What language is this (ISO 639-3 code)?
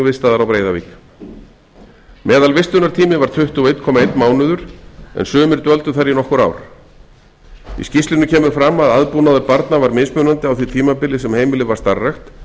isl